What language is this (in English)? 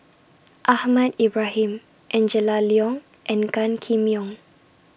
English